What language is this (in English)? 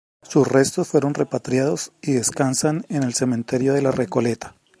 Spanish